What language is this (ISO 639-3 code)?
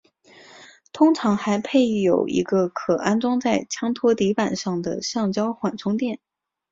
zho